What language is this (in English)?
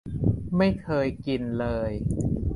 Thai